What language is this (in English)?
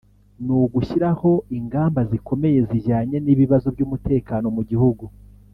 Kinyarwanda